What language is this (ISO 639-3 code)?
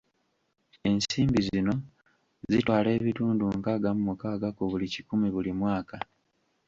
lug